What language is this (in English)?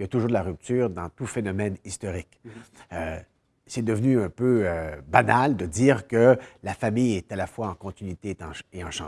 French